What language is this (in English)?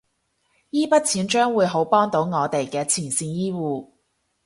Cantonese